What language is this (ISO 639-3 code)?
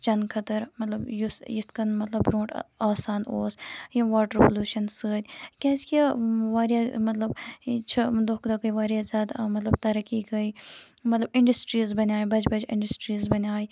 kas